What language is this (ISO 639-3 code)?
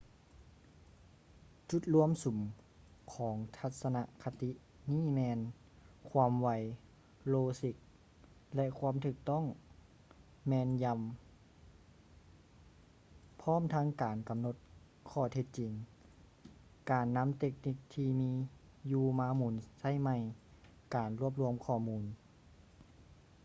lao